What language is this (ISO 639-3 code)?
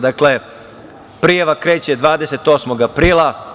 srp